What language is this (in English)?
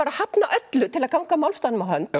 Icelandic